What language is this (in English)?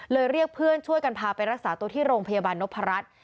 Thai